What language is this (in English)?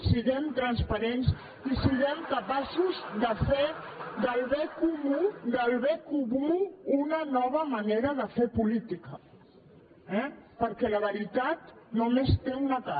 Catalan